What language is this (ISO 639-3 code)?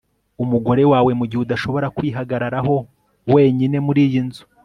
kin